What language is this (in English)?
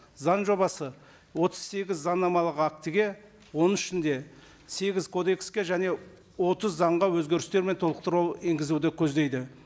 Kazakh